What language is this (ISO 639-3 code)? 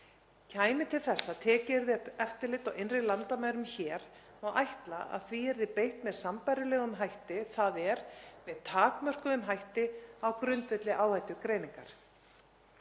isl